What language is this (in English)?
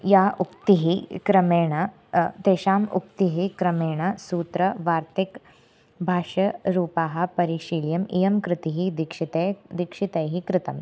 Sanskrit